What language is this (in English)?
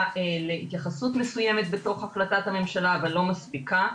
Hebrew